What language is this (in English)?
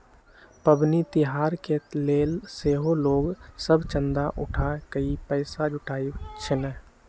Magahi